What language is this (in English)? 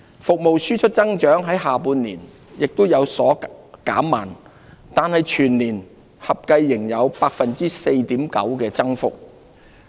Cantonese